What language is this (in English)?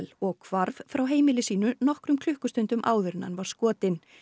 Icelandic